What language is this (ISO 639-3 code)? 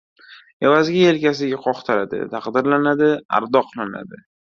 uzb